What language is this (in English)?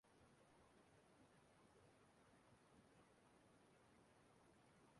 Igbo